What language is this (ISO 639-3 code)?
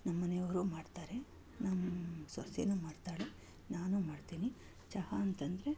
kan